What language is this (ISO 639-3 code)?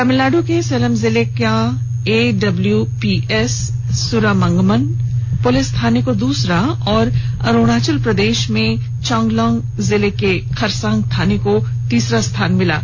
hin